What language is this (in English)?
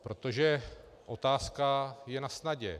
Czech